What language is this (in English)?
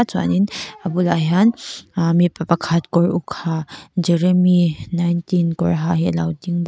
Mizo